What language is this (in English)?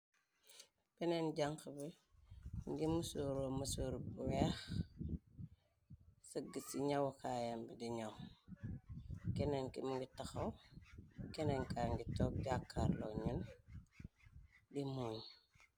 Wolof